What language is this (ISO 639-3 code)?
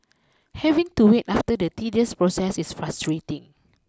eng